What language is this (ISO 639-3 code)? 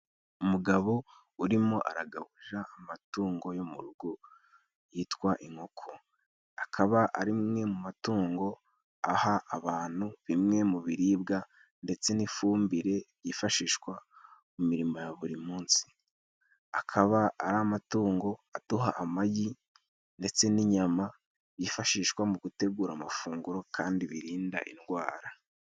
kin